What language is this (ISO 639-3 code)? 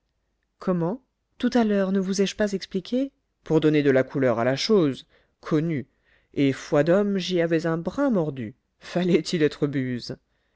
fra